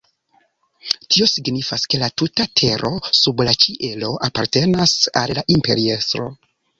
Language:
Esperanto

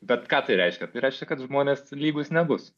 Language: Lithuanian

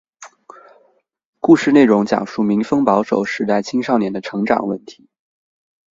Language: Chinese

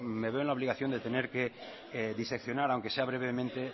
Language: Spanish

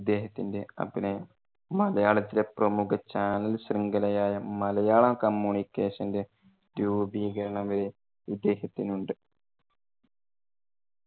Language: Malayalam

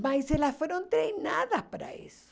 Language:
Portuguese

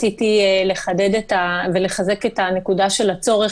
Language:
Hebrew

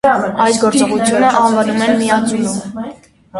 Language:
Armenian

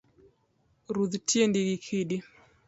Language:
Luo (Kenya and Tanzania)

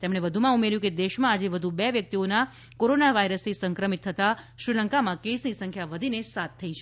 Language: Gujarati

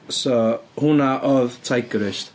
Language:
Welsh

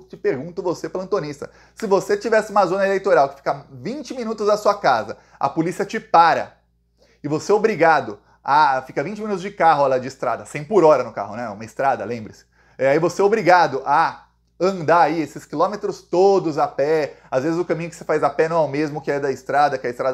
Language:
Portuguese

